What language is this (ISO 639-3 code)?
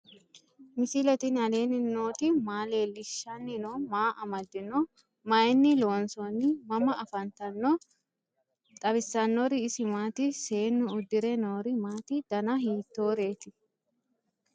sid